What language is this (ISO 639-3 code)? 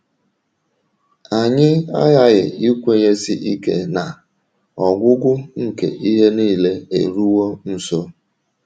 ibo